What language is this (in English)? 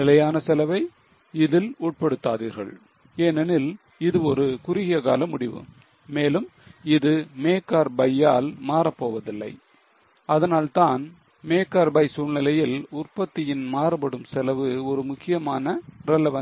Tamil